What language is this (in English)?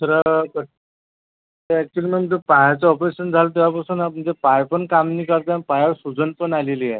Marathi